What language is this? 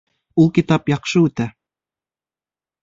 Bashkir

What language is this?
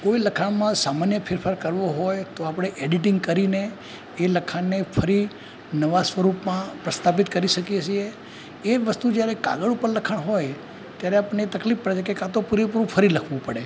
Gujarati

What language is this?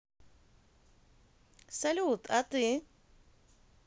Russian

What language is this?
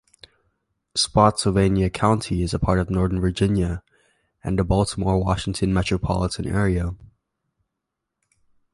English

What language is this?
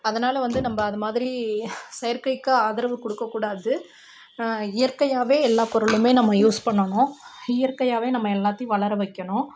Tamil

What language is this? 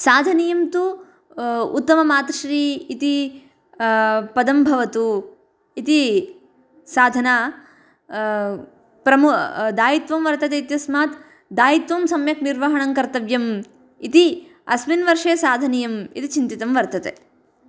Sanskrit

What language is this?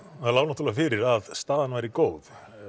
Icelandic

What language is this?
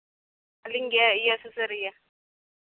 Santali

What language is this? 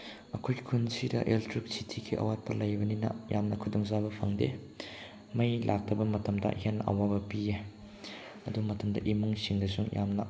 Manipuri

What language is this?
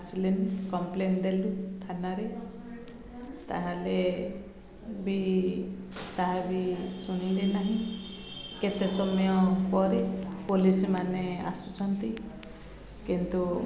Odia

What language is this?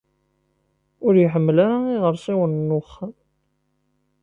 Kabyle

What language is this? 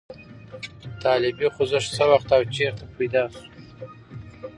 Pashto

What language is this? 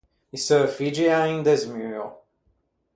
Ligurian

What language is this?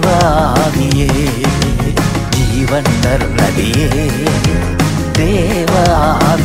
Urdu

